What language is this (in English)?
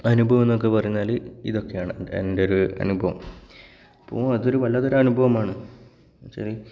Malayalam